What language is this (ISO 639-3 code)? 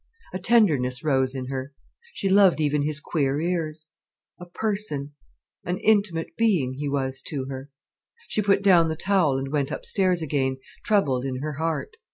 eng